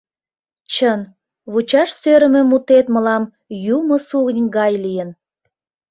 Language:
Mari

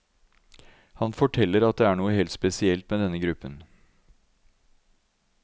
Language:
Norwegian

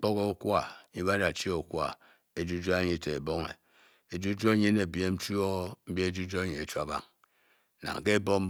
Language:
Bokyi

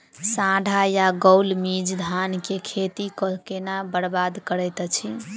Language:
Maithili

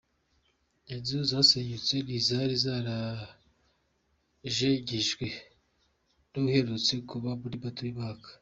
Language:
Kinyarwanda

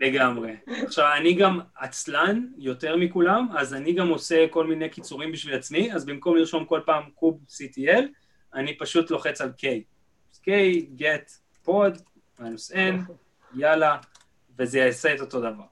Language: Hebrew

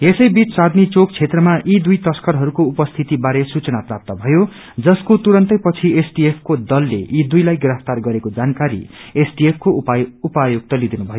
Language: Nepali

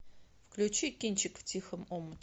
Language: Russian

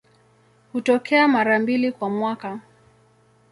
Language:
Swahili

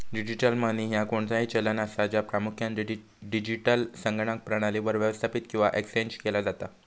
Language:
Marathi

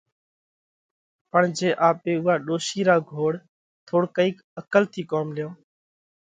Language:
Parkari Koli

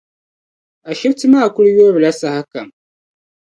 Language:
Dagbani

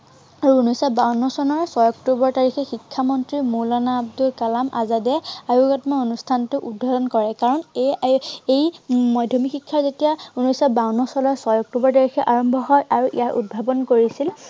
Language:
Assamese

